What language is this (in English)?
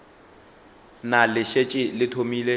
Northern Sotho